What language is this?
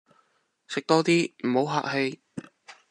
Cantonese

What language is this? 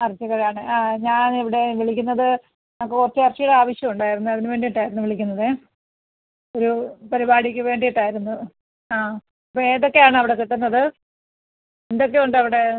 Malayalam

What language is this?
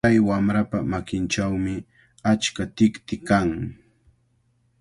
Cajatambo North Lima Quechua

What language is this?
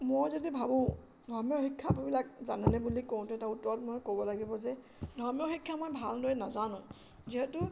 Assamese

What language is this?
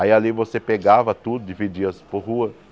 Portuguese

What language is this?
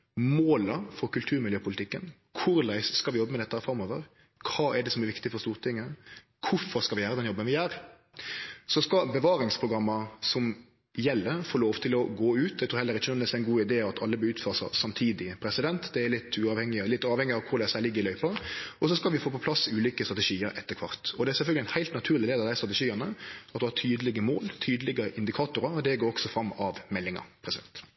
Norwegian Nynorsk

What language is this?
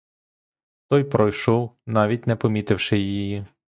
Ukrainian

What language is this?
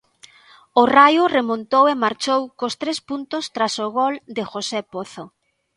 Galician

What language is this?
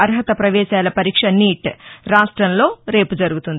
Telugu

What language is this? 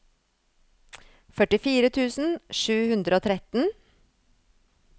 Norwegian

